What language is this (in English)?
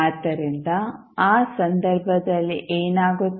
Kannada